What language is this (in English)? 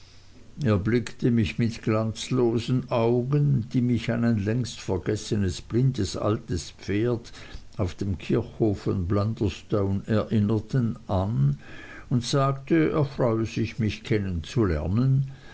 German